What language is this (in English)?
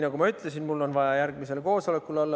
Estonian